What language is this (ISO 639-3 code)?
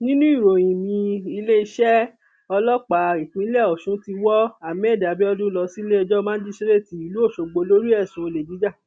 yor